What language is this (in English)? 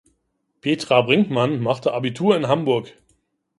German